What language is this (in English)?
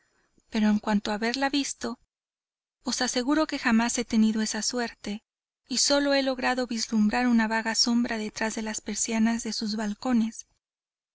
Spanish